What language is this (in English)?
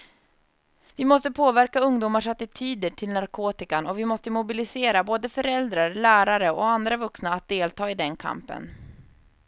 Swedish